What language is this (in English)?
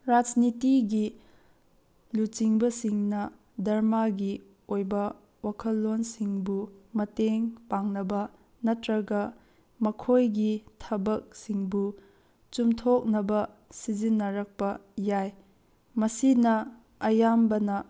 Manipuri